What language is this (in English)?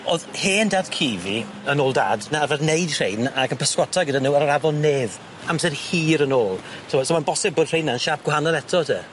Welsh